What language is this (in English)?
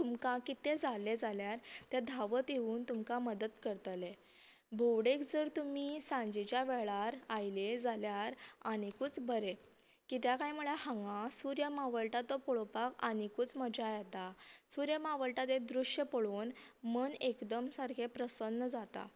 Konkani